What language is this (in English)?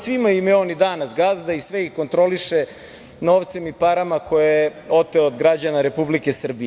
Serbian